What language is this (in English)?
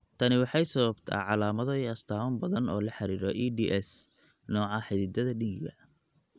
Somali